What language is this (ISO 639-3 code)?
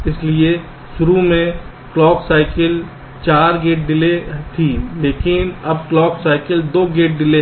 hin